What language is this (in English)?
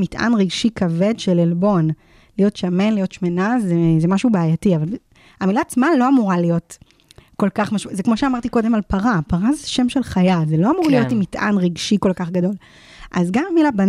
Hebrew